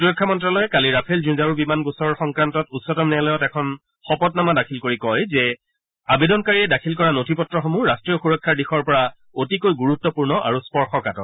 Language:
Assamese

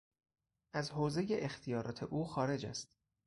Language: Persian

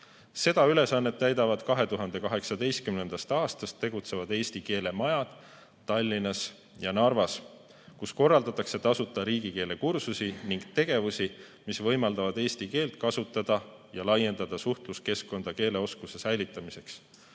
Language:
Estonian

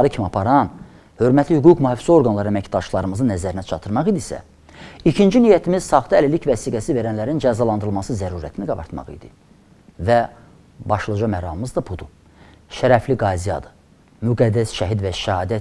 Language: Turkish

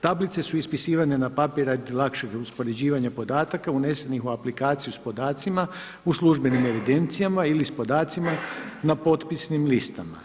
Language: Croatian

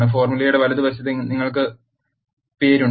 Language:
Malayalam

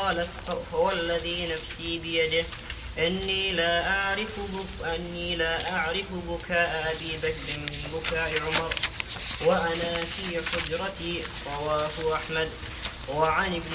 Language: Arabic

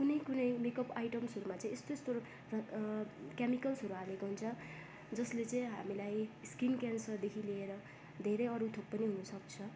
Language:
Nepali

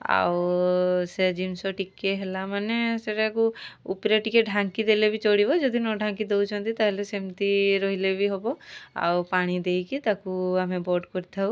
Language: Odia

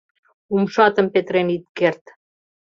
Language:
Mari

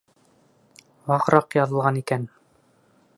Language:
Bashkir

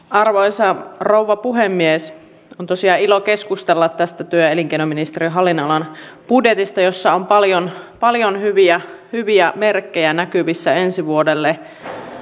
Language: Finnish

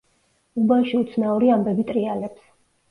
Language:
Georgian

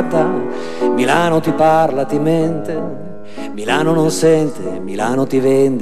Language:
Italian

